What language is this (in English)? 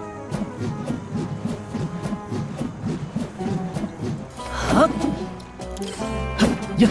Japanese